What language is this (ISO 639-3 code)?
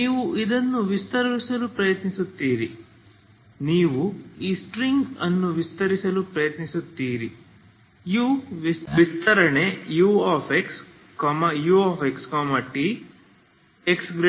kan